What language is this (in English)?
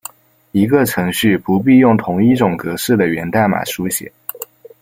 Chinese